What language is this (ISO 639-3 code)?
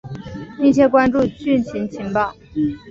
zho